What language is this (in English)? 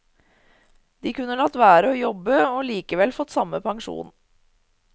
Norwegian